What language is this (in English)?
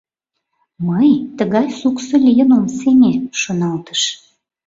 Mari